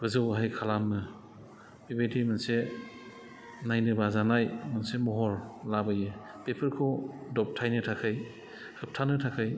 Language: Bodo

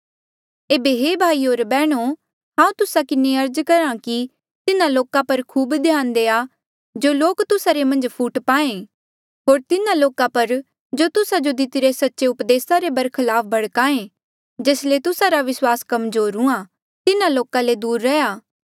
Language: Mandeali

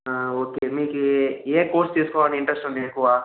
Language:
Telugu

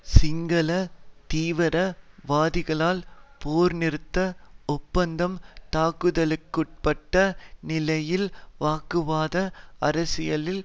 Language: Tamil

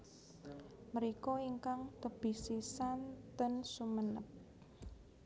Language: Javanese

